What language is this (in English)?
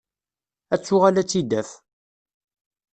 Kabyle